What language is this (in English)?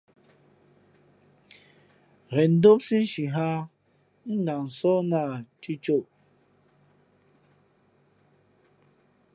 Fe'fe'